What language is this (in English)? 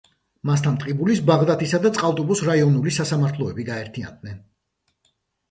Georgian